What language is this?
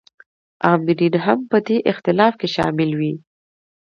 Pashto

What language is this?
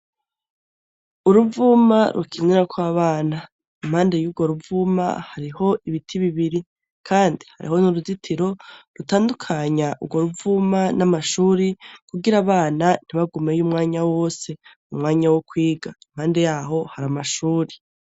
Rundi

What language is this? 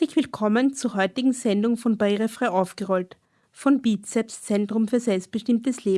German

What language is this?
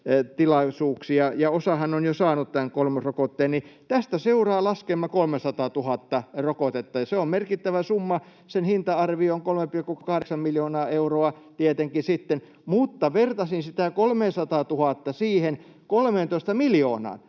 Finnish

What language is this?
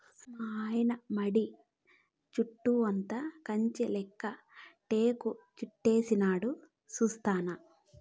Telugu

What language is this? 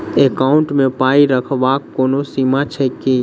Maithili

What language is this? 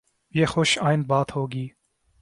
Urdu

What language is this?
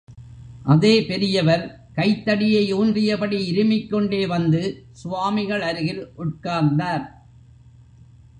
Tamil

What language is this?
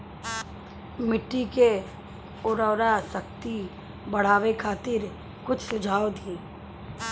Bhojpuri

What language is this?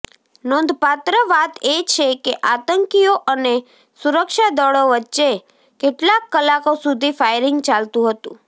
Gujarati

